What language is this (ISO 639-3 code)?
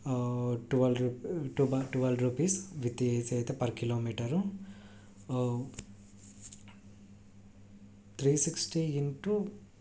tel